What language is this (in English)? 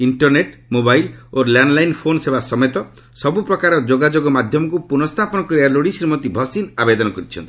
Odia